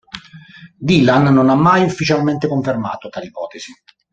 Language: Italian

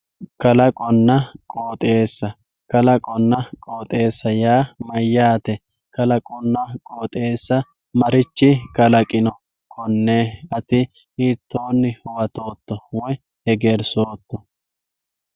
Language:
Sidamo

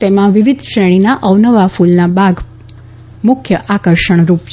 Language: Gujarati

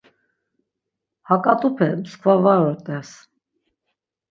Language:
Laz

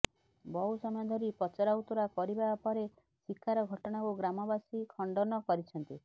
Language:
Odia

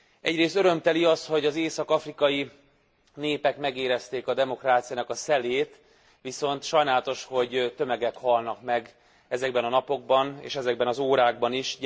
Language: Hungarian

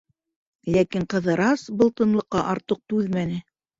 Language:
Bashkir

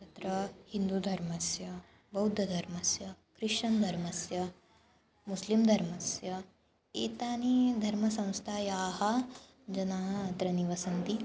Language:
Sanskrit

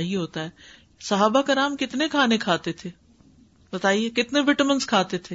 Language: Urdu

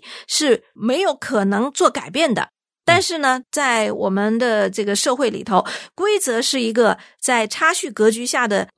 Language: Chinese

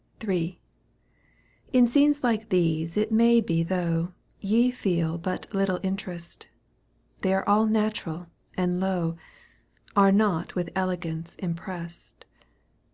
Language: English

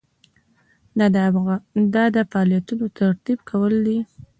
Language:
Pashto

